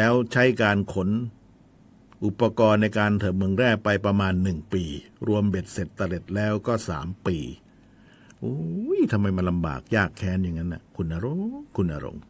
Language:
Thai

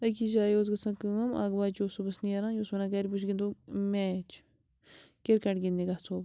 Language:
Kashmiri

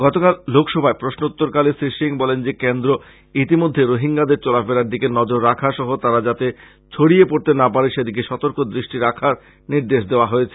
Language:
Bangla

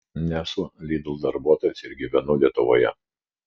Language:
Lithuanian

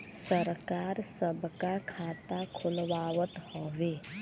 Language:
Bhojpuri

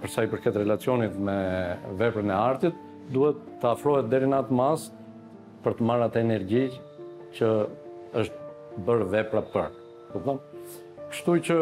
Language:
Romanian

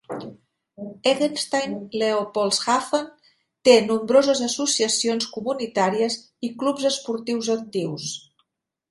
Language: Catalan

